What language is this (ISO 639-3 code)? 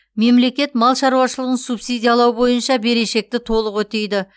kaz